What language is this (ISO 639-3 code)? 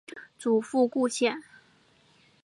zho